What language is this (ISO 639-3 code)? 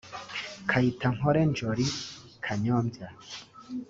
kin